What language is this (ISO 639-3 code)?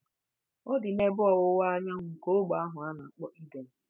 ibo